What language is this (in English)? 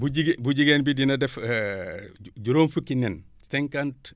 Wolof